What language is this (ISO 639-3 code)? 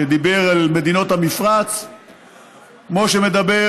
heb